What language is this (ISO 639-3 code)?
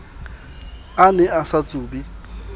sot